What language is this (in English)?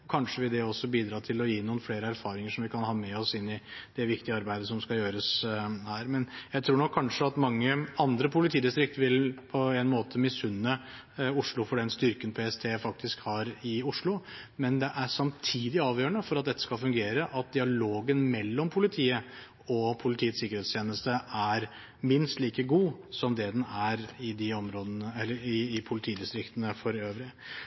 Norwegian Bokmål